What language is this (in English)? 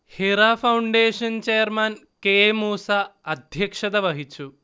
Malayalam